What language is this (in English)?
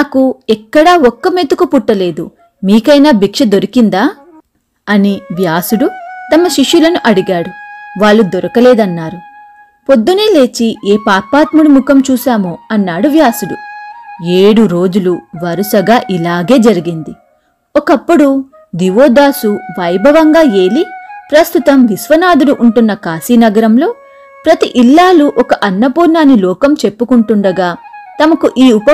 Telugu